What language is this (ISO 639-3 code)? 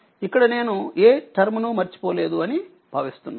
tel